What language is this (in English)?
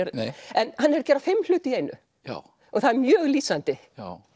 Icelandic